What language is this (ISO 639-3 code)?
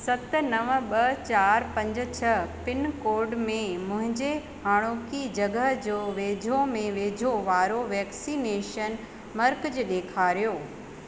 snd